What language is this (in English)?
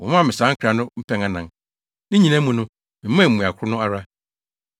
Akan